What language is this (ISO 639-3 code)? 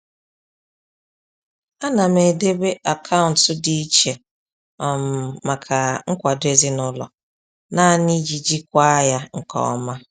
ibo